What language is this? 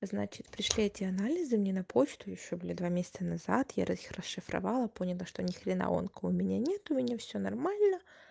Russian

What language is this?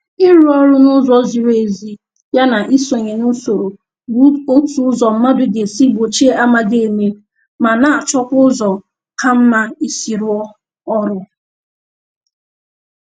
Igbo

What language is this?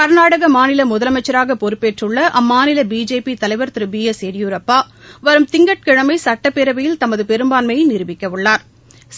Tamil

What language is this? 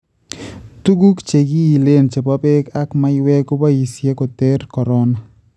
Kalenjin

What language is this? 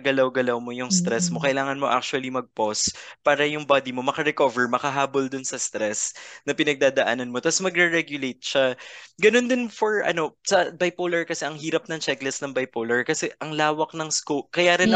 Filipino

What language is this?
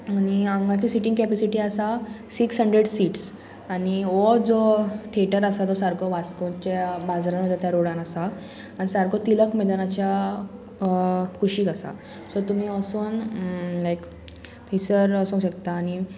Konkani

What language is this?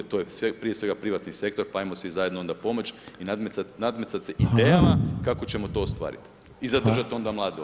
Croatian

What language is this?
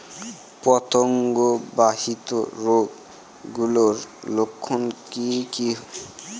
Bangla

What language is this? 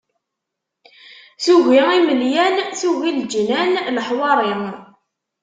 Kabyle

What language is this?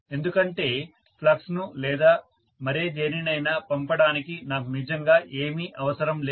Telugu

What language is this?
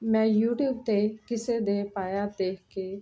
Punjabi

